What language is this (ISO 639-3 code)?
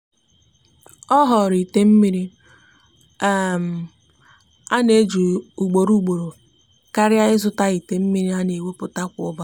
ibo